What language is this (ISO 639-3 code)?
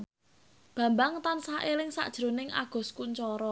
jav